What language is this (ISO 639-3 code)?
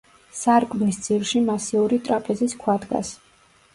kat